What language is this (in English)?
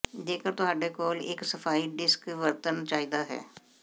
Punjabi